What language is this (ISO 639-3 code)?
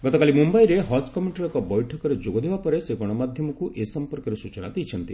ori